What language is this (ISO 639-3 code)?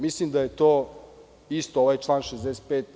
srp